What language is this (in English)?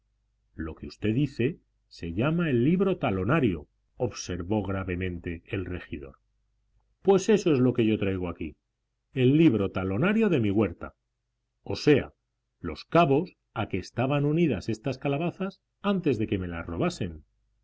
Spanish